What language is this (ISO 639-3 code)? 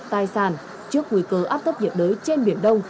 vie